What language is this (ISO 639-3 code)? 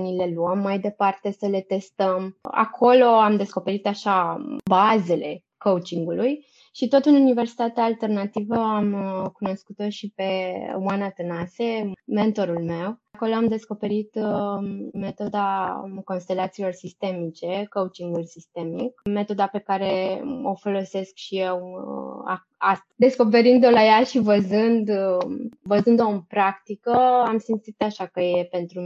ron